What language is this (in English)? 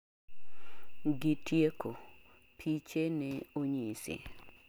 Luo (Kenya and Tanzania)